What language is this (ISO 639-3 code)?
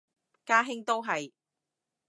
yue